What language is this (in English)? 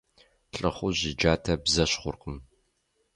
Kabardian